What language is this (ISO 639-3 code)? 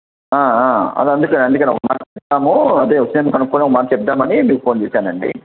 tel